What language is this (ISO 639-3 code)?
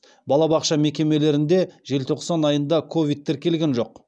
kaz